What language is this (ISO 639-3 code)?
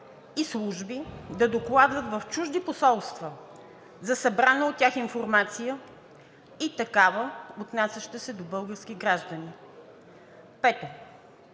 bul